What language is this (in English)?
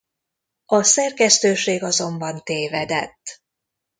Hungarian